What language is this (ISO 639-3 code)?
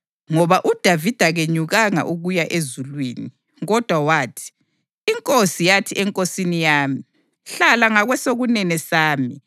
nde